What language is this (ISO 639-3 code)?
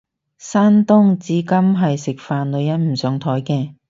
yue